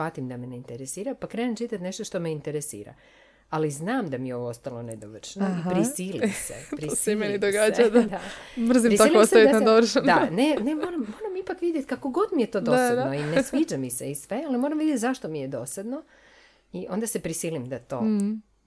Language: Croatian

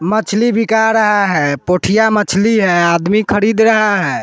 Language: Hindi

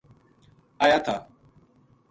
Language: Gujari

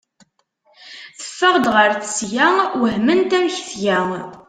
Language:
Kabyle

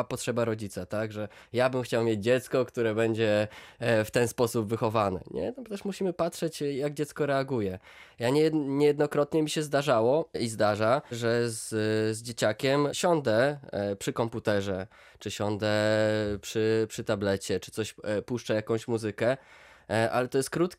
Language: Polish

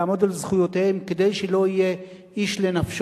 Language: Hebrew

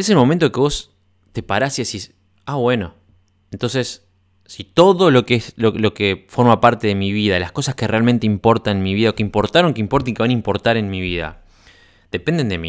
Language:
Spanish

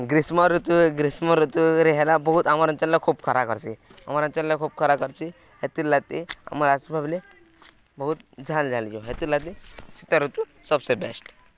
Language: Odia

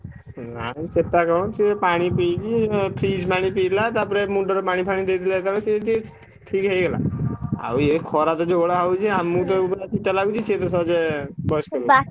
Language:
Odia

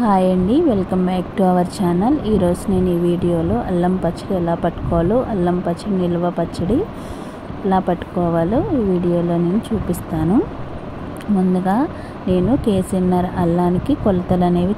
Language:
Telugu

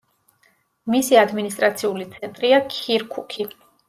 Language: Georgian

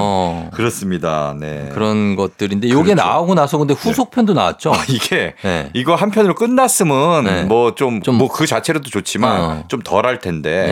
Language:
Korean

